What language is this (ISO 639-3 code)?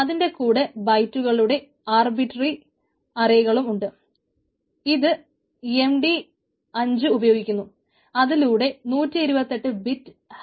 mal